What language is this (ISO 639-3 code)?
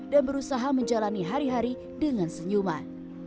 ind